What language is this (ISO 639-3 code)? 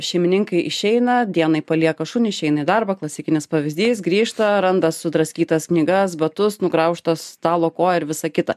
lit